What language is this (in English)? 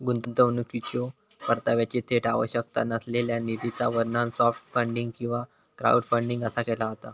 Marathi